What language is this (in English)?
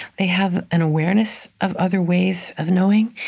English